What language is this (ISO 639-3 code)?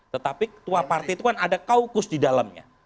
ind